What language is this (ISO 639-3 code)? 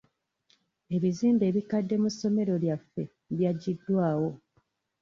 lug